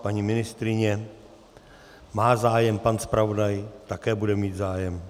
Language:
Czech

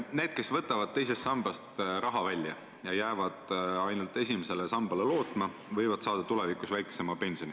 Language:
Estonian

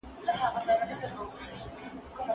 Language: Pashto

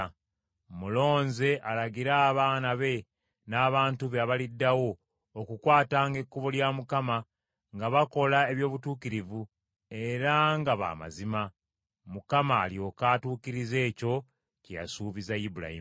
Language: Ganda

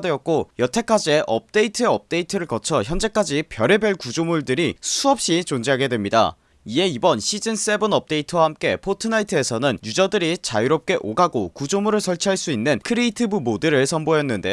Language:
Korean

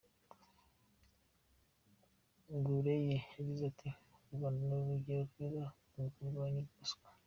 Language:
Kinyarwanda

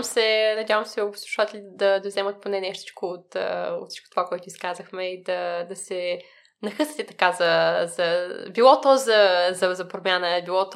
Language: Bulgarian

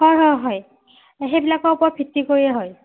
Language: Assamese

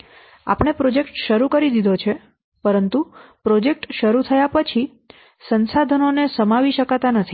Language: Gujarati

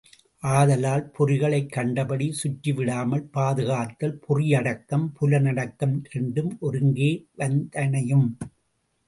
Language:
Tamil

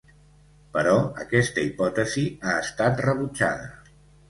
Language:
Catalan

